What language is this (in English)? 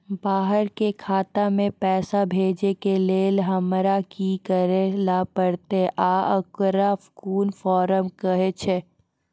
Maithili